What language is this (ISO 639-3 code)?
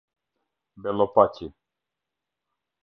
sqi